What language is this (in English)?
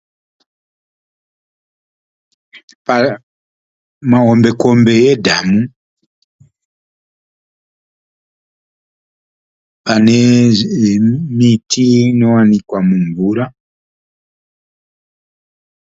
Shona